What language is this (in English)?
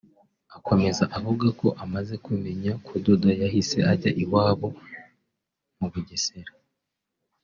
Kinyarwanda